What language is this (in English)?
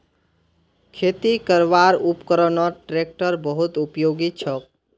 Magahi